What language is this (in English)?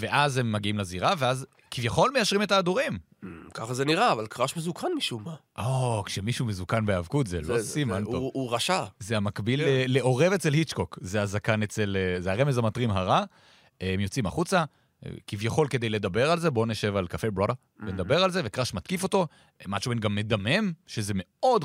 Hebrew